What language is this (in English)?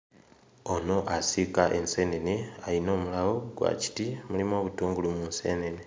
Ganda